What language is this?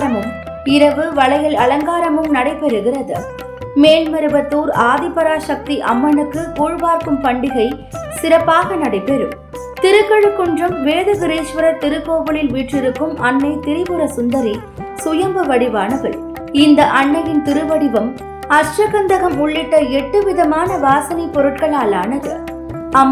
Tamil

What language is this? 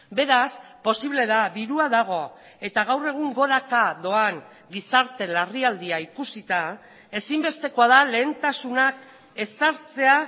Basque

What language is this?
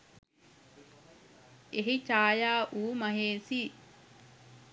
Sinhala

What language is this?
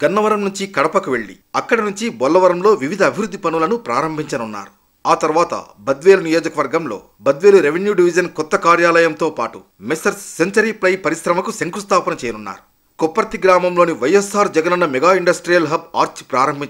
Indonesian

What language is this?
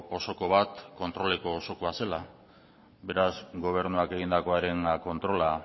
Basque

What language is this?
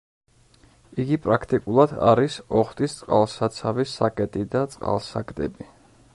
Georgian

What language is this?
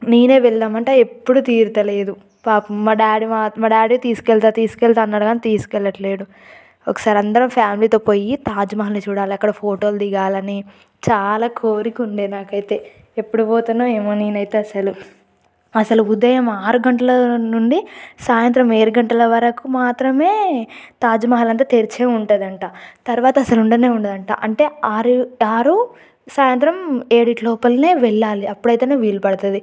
Telugu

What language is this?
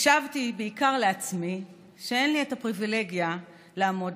Hebrew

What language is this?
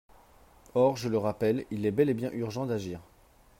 French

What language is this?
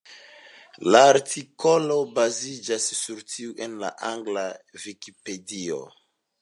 Esperanto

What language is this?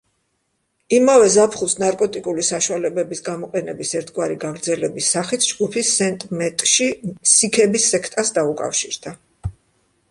Georgian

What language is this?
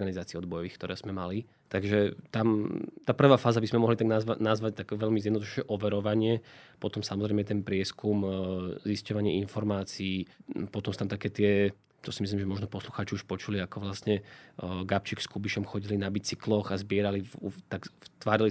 Slovak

